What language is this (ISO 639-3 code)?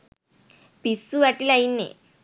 sin